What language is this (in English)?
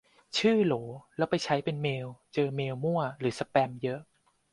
Thai